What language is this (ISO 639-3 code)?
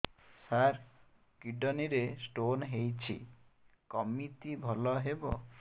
ori